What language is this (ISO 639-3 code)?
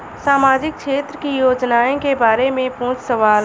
bho